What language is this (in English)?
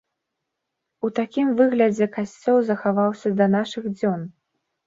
Belarusian